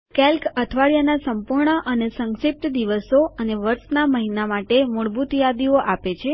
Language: Gujarati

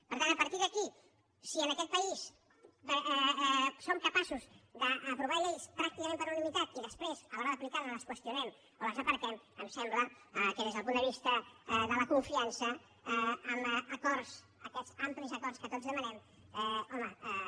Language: Catalan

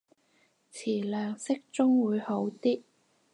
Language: Cantonese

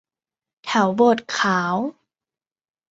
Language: Thai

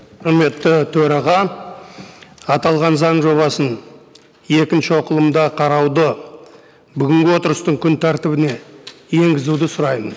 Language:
Kazakh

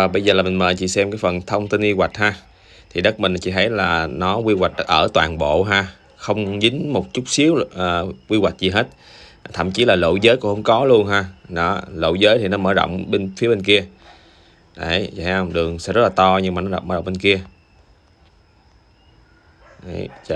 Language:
Vietnamese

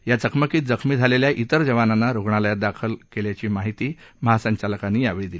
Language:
Marathi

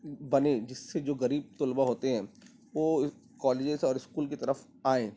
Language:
Urdu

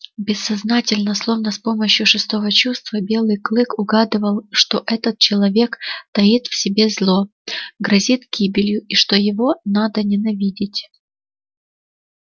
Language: Russian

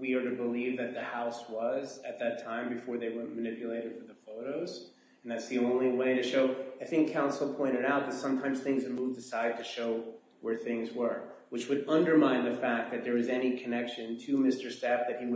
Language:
English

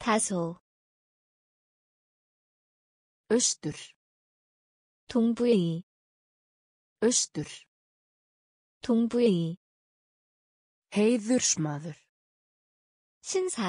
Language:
Korean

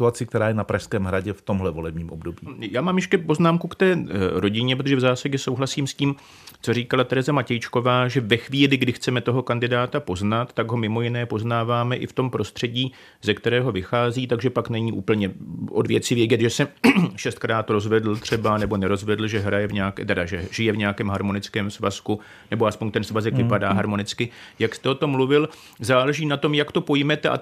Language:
Czech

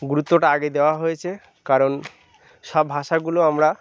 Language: Bangla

